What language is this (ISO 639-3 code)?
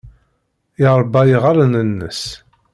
kab